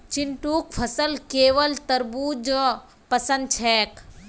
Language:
Magahi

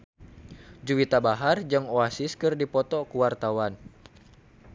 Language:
Sundanese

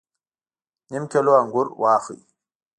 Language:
Pashto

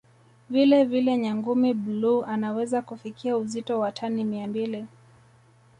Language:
Swahili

